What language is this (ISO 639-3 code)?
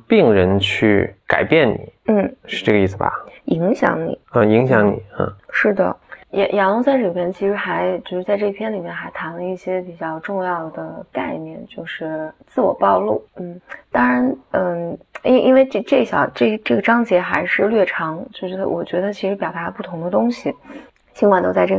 zho